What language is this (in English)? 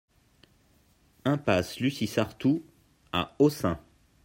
French